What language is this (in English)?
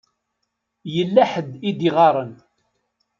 Kabyle